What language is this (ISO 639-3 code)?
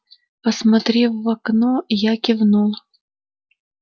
rus